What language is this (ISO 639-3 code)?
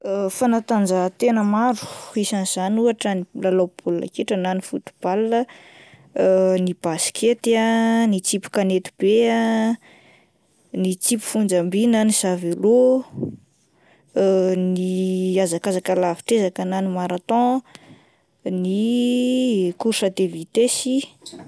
mlg